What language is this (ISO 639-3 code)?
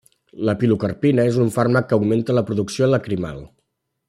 cat